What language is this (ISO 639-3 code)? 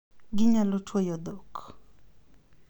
luo